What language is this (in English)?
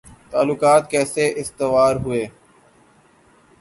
Urdu